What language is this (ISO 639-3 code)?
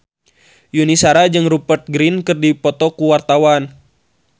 sun